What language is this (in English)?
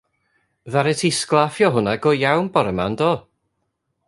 Welsh